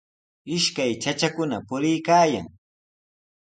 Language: Sihuas Ancash Quechua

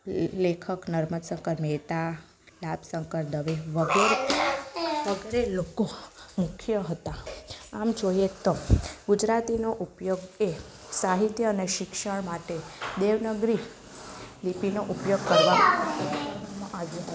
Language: Gujarati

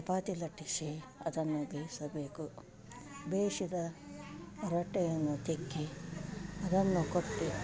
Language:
Kannada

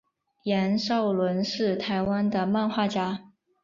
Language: Chinese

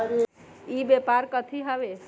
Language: Magahi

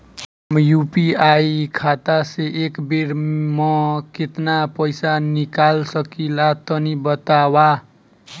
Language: Bhojpuri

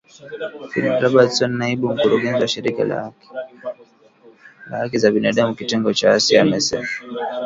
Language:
Swahili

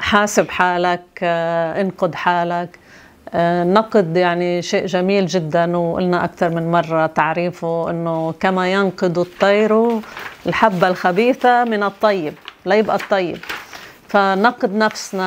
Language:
Arabic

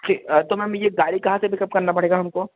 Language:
Hindi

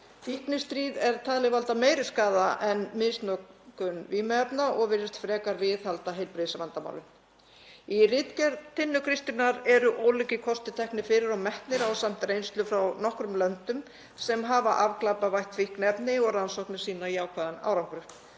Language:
Icelandic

